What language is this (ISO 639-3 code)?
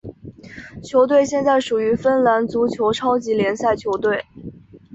zho